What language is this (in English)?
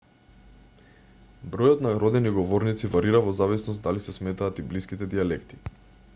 Macedonian